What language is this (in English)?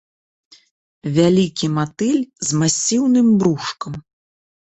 Belarusian